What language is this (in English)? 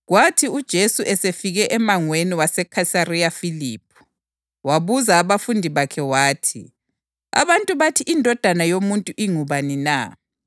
North Ndebele